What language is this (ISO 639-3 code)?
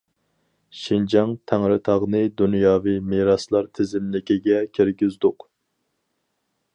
uig